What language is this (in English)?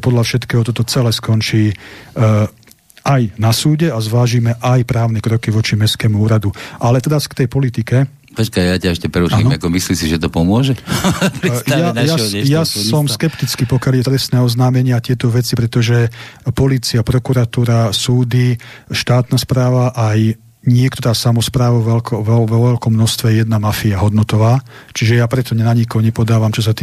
Slovak